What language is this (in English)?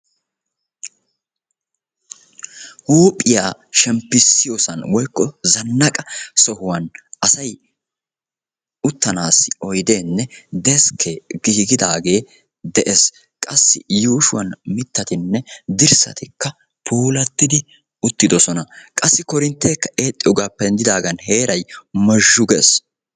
Wolaytta